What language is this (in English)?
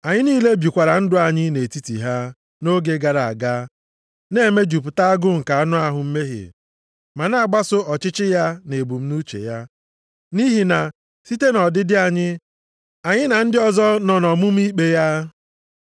Igbo